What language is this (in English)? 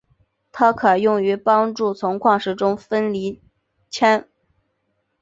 Chinese